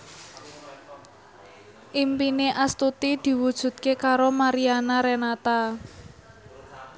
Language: Javanese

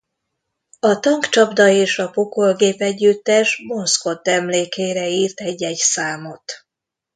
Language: Hungarian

